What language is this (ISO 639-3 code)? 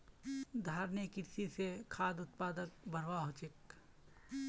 mag